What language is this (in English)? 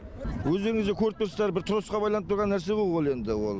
Kazakh